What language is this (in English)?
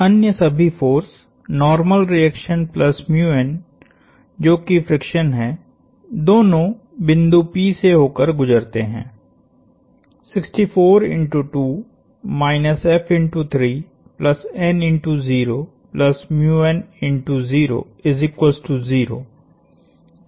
Hindi